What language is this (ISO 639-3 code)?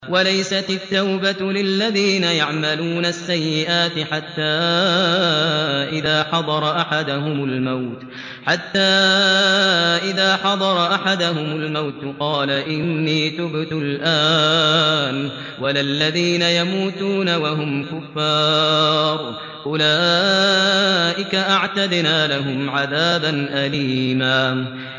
ara